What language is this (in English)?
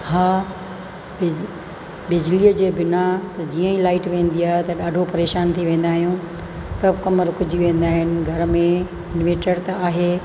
Sindhi